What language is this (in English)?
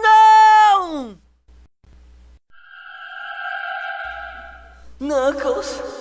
Portuguese